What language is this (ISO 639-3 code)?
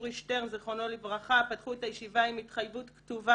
heb